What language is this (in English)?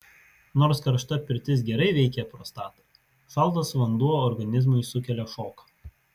Lithuanian